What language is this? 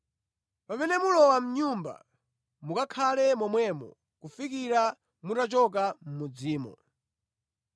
Nyanja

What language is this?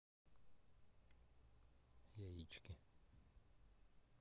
Russian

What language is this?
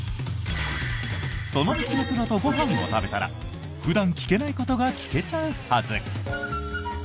Japanese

